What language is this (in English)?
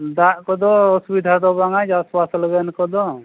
Santali